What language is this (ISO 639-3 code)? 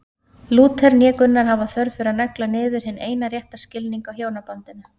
isl